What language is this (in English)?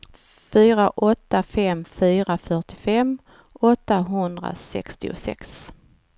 Swedish